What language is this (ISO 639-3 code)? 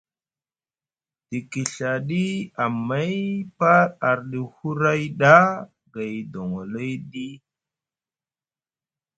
mug